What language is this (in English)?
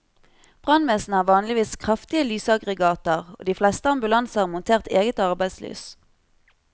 Norwegian